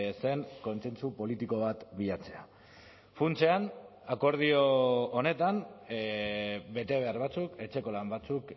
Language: Basque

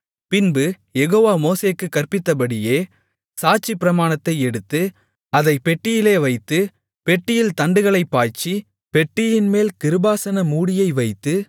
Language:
Tamil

